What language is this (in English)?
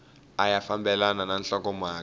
Tsonga